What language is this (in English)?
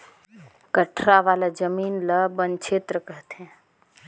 Chhattisgarhi